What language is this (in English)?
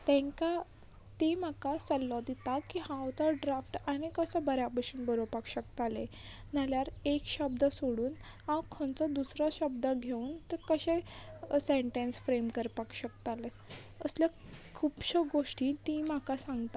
Konkani